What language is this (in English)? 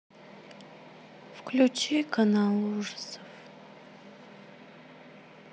Russian